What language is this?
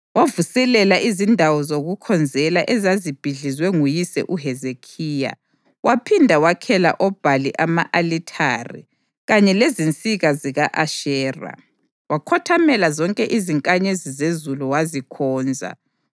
North Ndebele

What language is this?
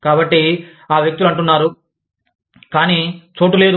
Telugu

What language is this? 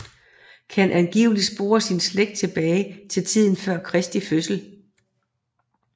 Danish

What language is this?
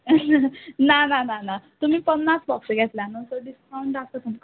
Konkani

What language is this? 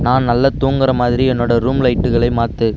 Tamil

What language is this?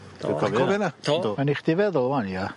Welsh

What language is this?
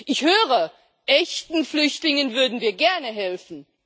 German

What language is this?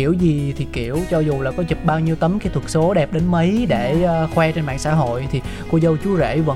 Vietnamese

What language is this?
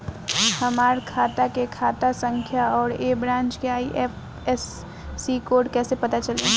Bhojpuri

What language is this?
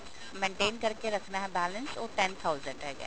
Punjabi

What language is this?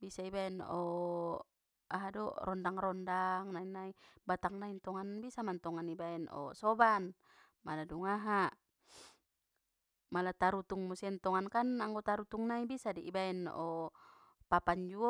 Batak Mandailing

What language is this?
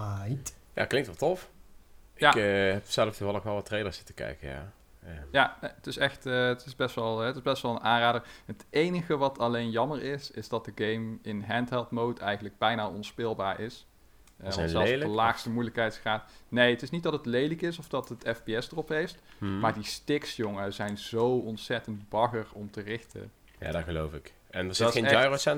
Dutch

